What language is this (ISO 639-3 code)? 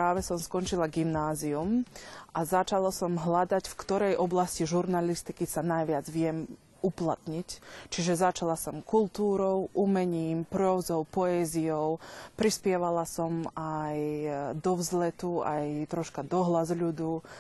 slk